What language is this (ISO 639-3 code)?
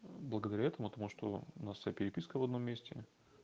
rus